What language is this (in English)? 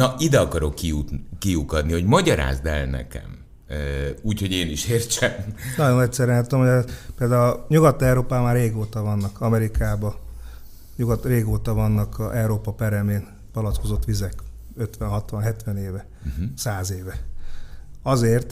Hungarian